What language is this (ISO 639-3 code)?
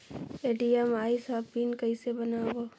hne